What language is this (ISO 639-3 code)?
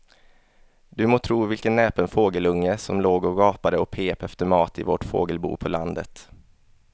swe